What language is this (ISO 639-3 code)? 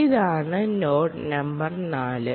mal